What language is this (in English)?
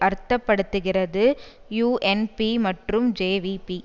Tamil